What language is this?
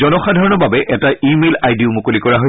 Assamese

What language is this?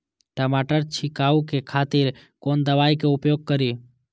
Maithili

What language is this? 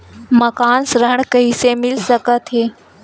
Chhattisgarhi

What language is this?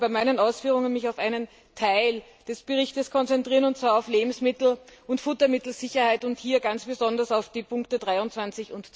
German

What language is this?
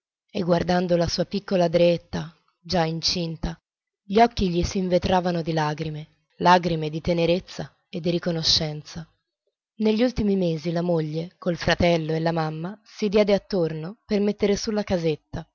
Italian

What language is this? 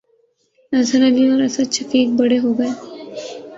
Urdu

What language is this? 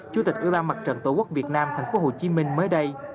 Vietnamese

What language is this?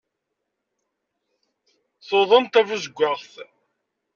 Kabyle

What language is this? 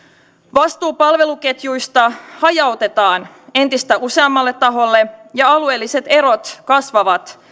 Finnish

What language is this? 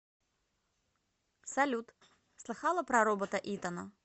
Russian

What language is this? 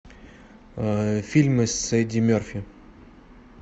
Russian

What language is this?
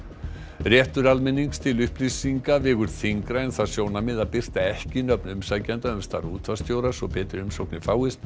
Icelandic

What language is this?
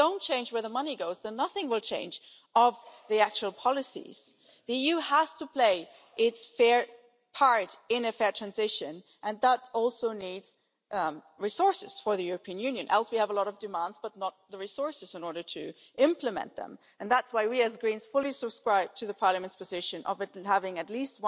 English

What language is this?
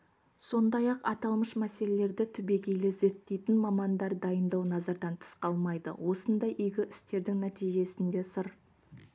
Kazakh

